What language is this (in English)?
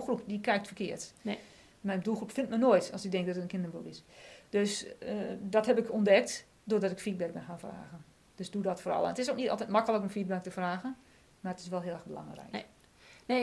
Dutch